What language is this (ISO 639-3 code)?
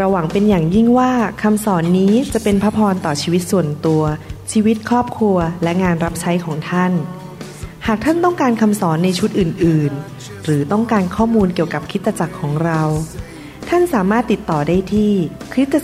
tha